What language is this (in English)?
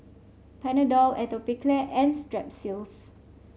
English